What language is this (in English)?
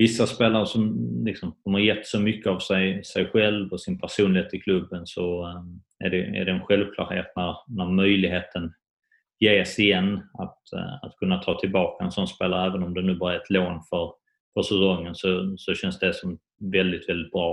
Swedish